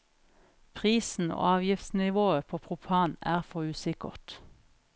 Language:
Norwegian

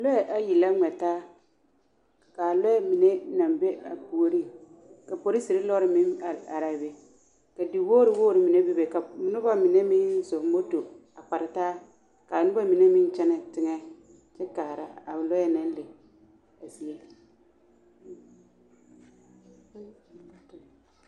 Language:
Southern Dagaare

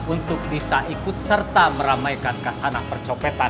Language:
Indonesian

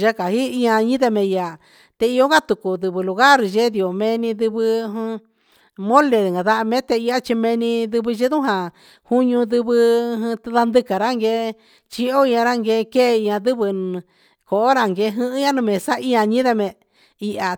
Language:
Huitepec Mixtec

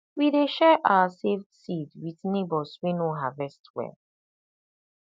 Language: Nigerian Pidgin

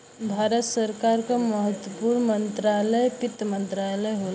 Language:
Bhojpuri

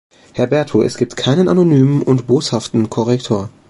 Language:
German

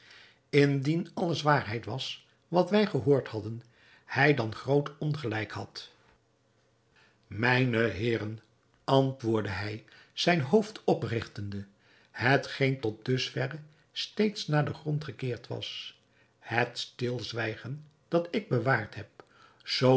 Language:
Dutch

